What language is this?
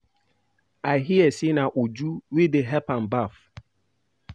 Nigerian Pidgin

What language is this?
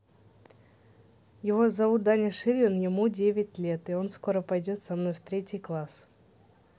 Russian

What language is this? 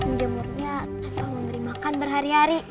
Indonesian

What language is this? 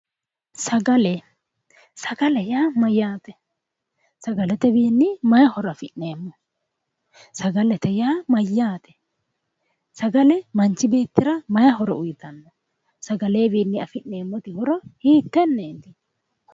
Sidamo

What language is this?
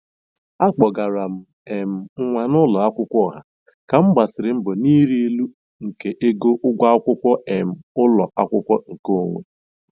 Igbo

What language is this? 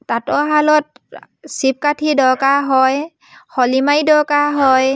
Assamese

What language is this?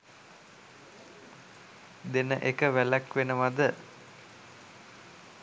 Sinhala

